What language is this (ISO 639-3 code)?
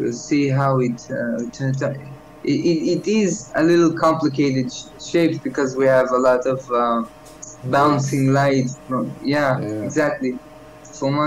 eng